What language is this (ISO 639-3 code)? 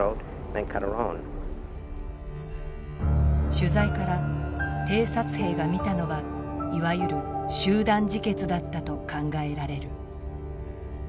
jpn